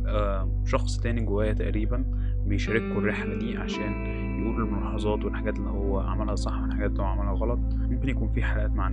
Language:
Arabic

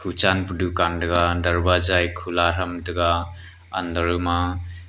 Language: Wancho Naga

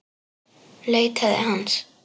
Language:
Icelandic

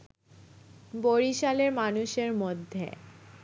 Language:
Bangla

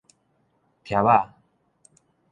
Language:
Min Nan Chinese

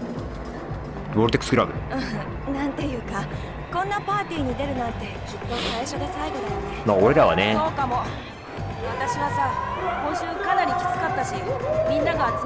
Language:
Japanese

